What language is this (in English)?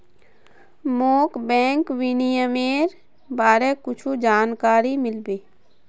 Magahi